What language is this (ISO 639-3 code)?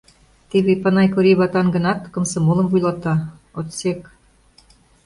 chm